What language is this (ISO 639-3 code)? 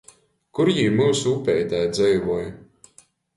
ltg